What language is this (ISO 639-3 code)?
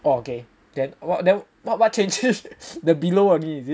eng